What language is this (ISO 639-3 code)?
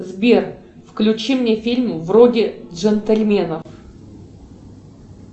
rus